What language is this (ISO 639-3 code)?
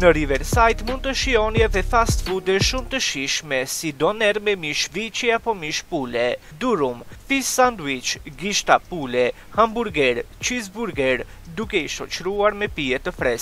ron